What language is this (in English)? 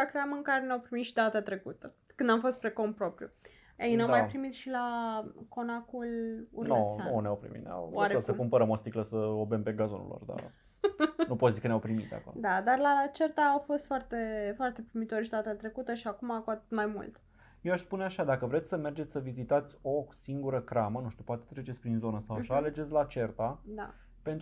Romanian